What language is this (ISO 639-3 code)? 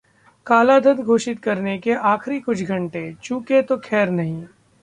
hin